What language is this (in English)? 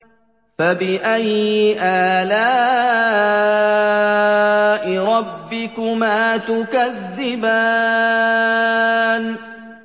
Arabic